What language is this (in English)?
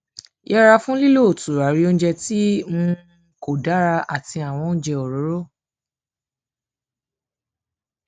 Yoruba